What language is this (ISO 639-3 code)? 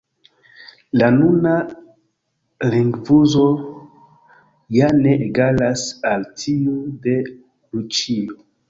epo